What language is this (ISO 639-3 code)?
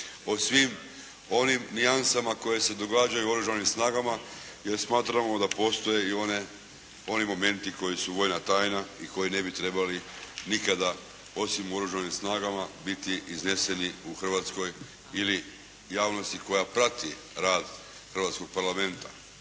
hrv